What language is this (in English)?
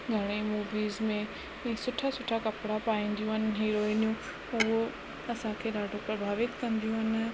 Sindhi